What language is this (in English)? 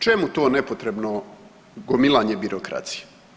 Croatian